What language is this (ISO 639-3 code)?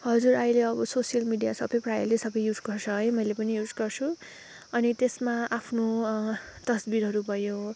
nep